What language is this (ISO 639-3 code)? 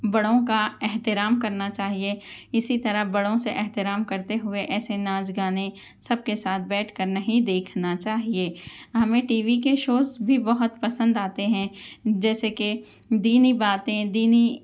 urd